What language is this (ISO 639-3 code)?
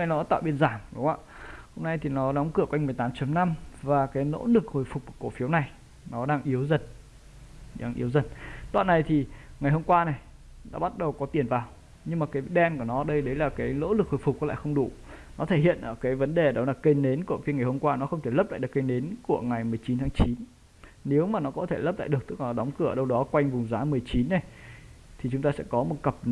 vie